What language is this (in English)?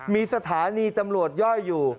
Thai